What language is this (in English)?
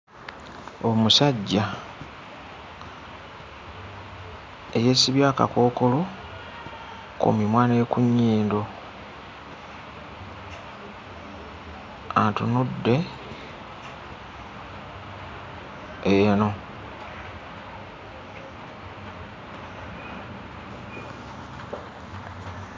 Ganda